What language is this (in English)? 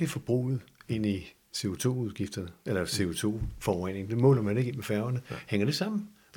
Danish